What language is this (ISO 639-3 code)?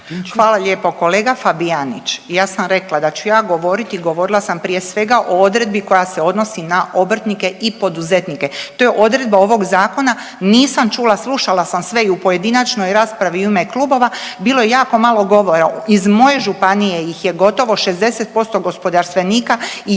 hrv